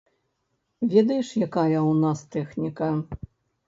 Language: Belarusian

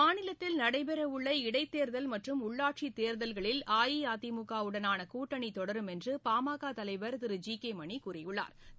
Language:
Tamil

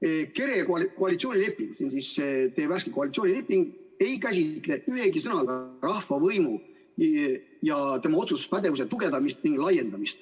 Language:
Estonian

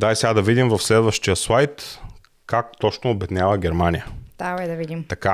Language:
Bulgarian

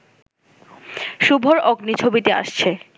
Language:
Bangla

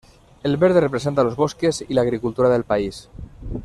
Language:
Spanish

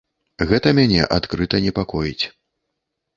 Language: Belarusian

